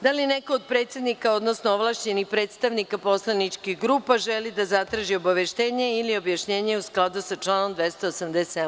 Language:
Serbian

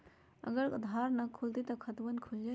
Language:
Magahi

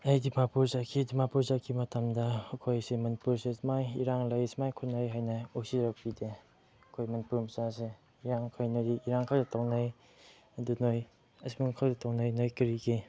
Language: Manipuri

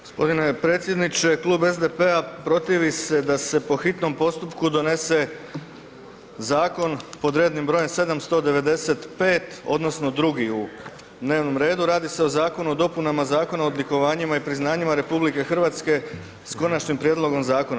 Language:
Croatian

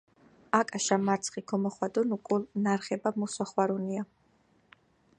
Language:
Georgian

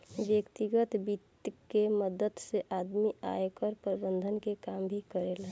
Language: Bhojpuri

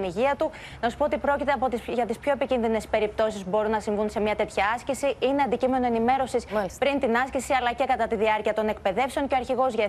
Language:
Greek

